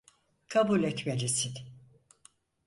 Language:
Turkish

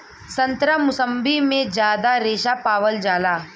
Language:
Bhojpuri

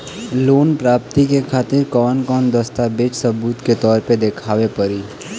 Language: Bhojpuri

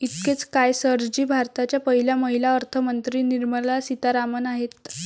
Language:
Marathi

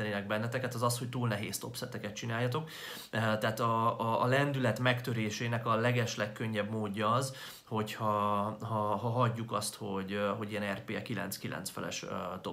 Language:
Hungarian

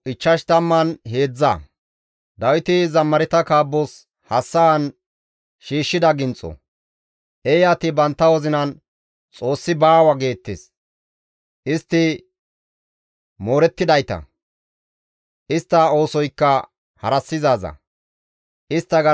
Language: Gamo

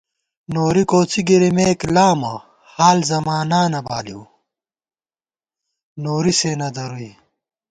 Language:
Gawar-Bati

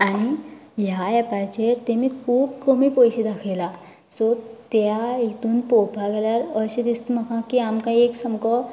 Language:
Konkani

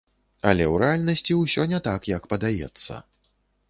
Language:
Belarusian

